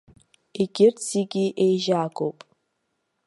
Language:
Abkhazian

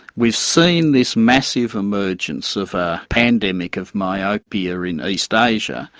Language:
English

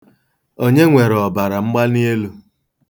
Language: Igbo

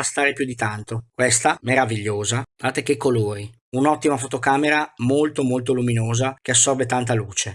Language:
Italian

